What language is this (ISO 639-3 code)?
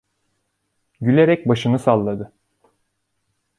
tur